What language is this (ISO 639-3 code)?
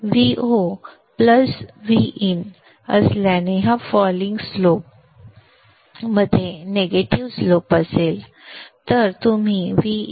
mar